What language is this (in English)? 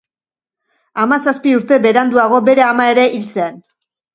Basque